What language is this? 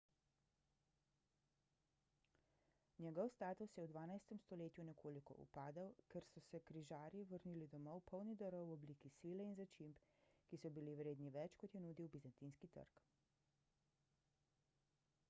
Slovenian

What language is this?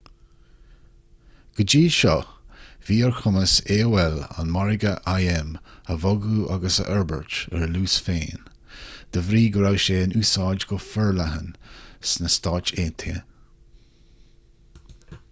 Irish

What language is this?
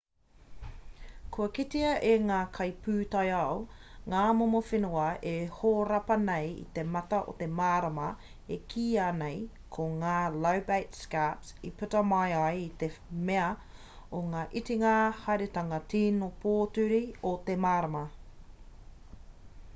Māori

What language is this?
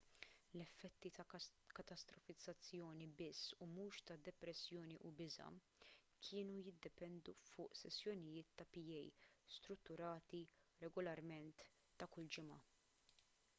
Maltese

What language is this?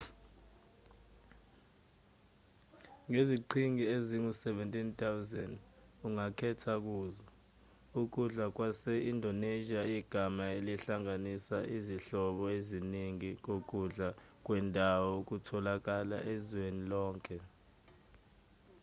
Zulu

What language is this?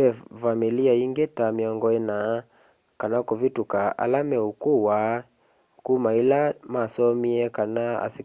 Kamba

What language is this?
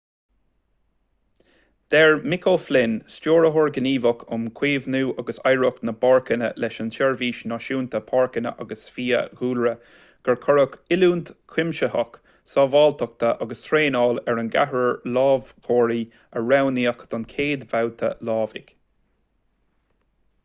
Irish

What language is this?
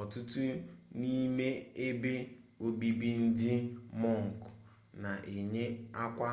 Igbo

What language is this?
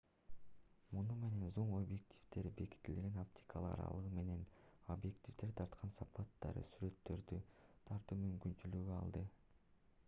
Kyrgyz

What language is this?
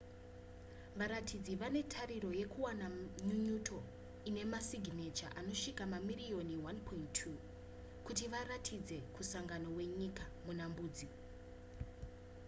Shona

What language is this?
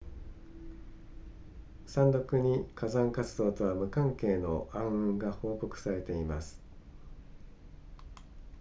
Japanese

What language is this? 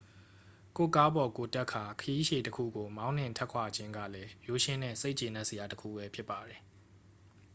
Burmese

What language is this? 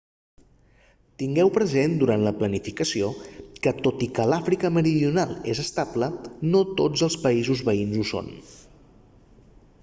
Catalan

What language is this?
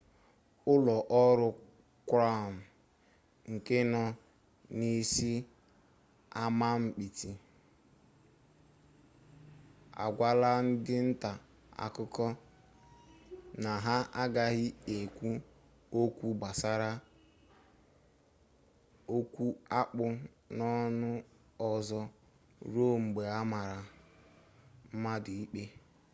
Igbo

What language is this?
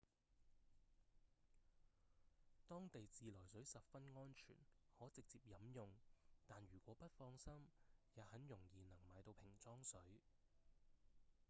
Cantonese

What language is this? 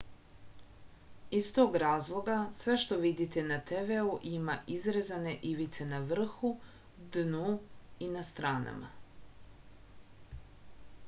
Serbian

